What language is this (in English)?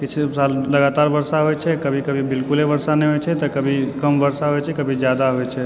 Maithili